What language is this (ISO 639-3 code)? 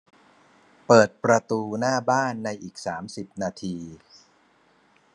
tha